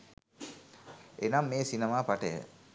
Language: Sinhala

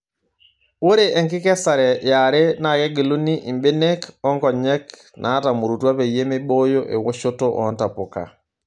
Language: Masai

